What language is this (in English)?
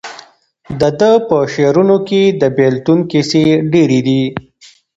Pashto